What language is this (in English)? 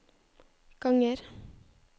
Norwegian